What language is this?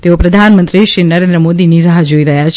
Gujarati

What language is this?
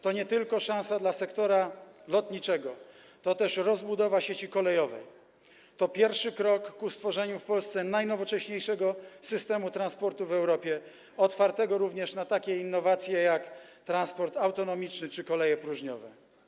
Polish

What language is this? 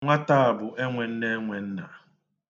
Igbo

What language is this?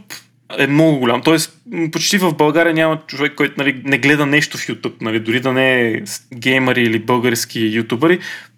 Bulgarian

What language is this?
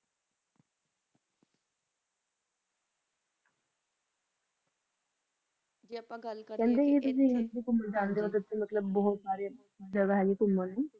Punjabi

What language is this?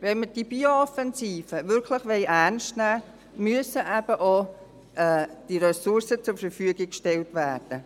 Swiss German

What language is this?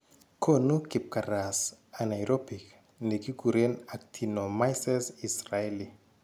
Kalenjin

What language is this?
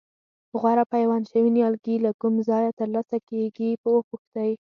Pashto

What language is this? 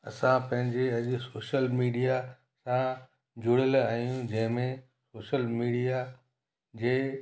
Sindhi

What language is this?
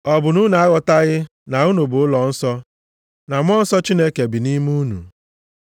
Igbo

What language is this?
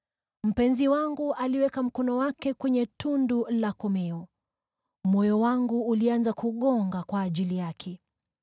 Swahili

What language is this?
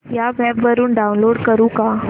Marathi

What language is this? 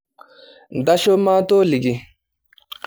Masai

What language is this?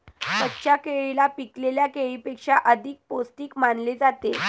Marathi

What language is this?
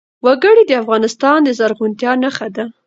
Pashto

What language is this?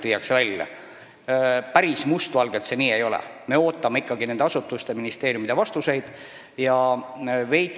Estonian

